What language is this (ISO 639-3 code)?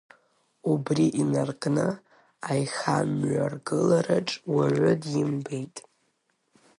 abk